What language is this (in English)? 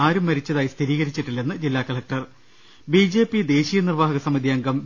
Malayalam